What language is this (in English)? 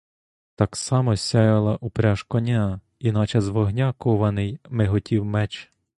Ukrainian